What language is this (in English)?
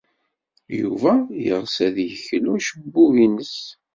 Kabyle